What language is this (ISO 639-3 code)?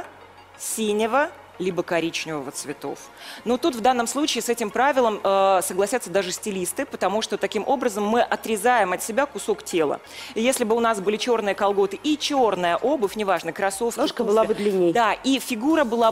rus